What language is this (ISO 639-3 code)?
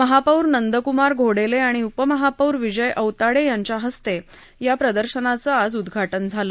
mar